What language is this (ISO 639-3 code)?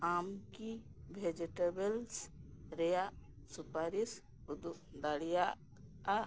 sat